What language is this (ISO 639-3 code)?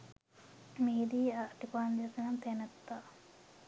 sin